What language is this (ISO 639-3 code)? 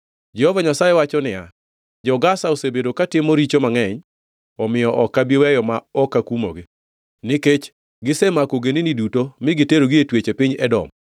luo